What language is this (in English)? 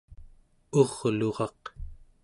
Central Yupik